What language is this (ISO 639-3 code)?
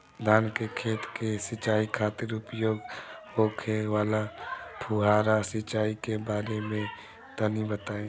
bho